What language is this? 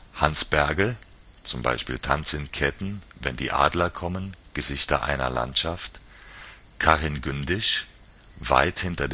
German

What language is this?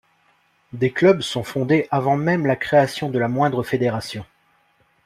French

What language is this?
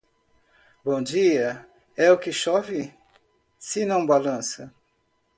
Portuguese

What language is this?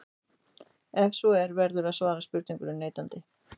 Icelandic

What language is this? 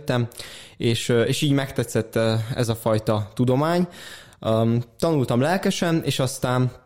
Hungarian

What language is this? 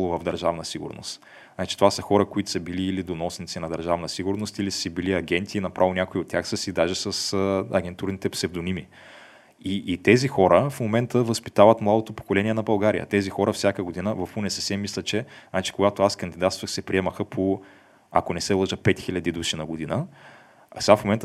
Bulgarian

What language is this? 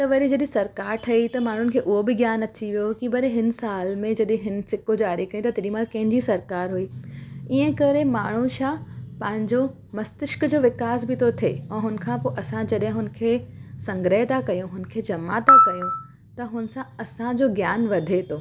Sindhi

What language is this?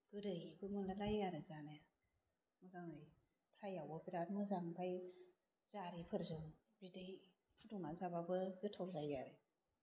Bodo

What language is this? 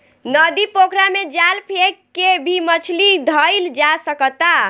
Bhojpuri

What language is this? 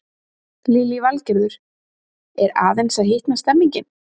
Icelandic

